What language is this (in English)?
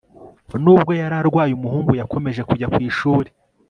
Kinyarwanda